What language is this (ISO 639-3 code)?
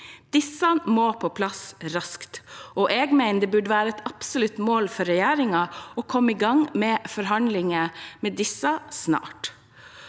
nor